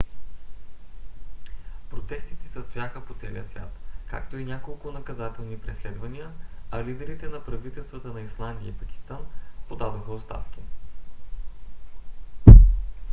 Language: Bulgarian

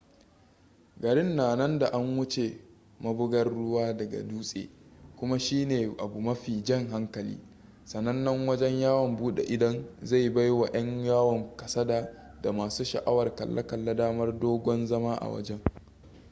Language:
Hausa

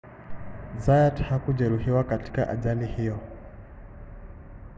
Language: Swahili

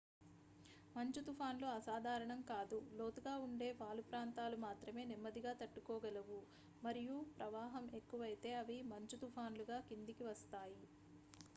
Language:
Telugu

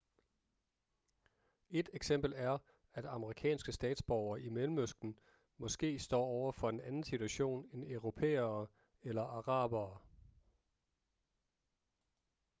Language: Danish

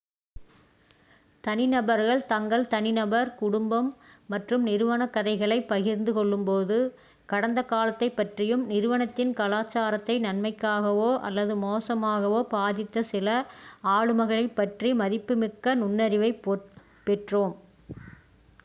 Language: Tamil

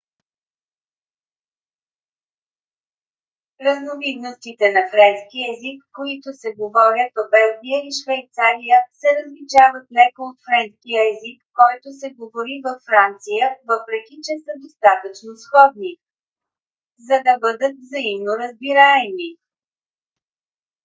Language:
Bulgarian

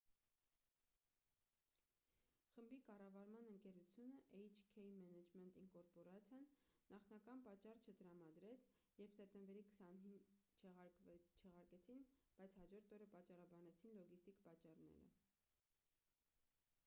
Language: Armenian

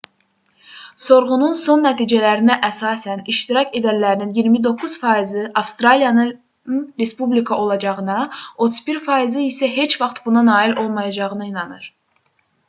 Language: Azerbaijani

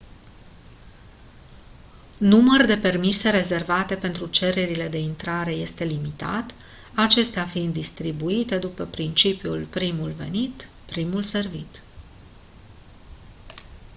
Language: Romanian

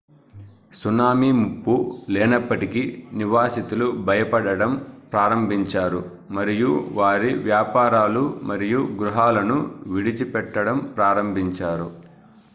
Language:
Telugu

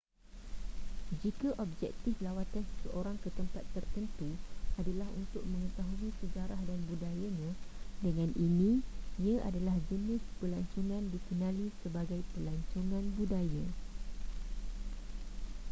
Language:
Malay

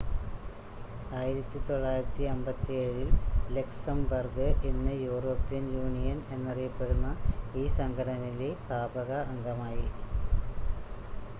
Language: Malayalam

